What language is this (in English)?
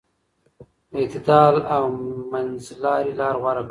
Pashto